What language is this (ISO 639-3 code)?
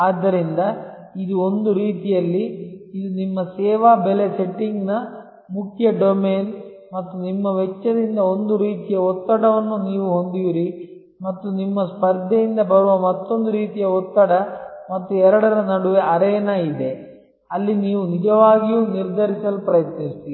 kan